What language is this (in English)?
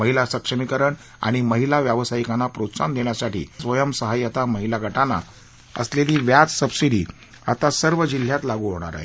Marathi